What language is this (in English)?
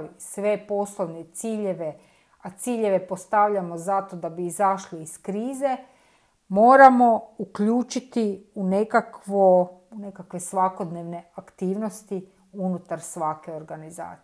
Croatian